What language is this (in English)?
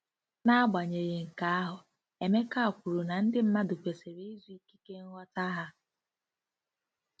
Igbo